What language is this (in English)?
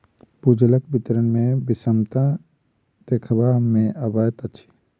Maithili